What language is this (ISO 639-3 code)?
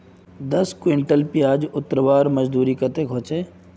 mag